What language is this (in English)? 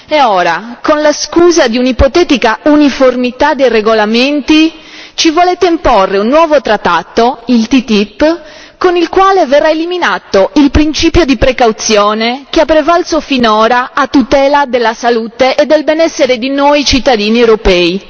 Italian